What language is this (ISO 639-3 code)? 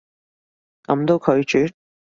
yue